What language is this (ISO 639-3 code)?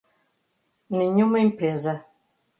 por